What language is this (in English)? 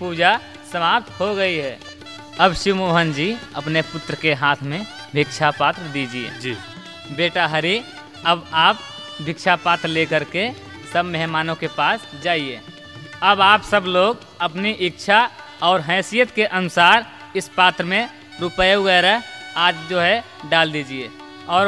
Hindi